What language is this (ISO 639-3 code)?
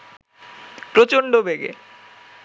ben